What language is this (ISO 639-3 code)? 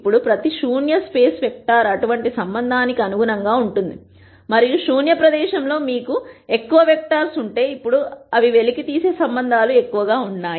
tel